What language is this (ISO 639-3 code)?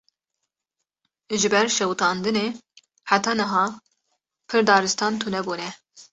kur